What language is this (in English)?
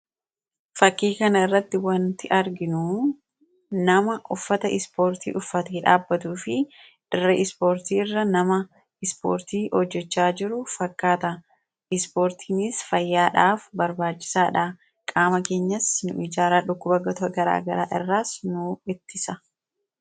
Oromo